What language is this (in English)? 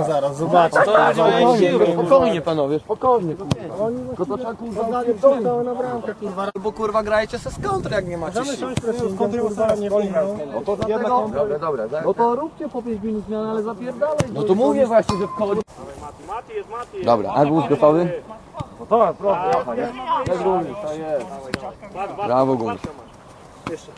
Polish